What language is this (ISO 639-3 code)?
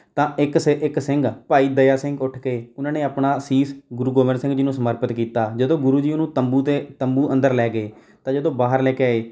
pan